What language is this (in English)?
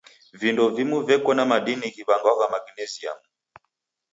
Taita